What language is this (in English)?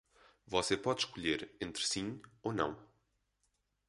Portuguese